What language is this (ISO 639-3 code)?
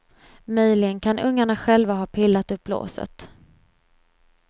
swe